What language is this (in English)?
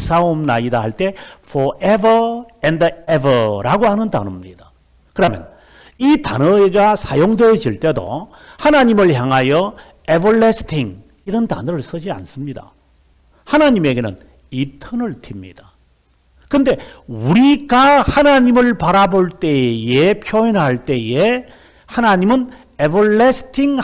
Korean